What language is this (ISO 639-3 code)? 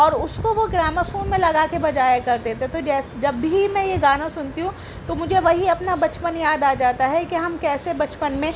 urd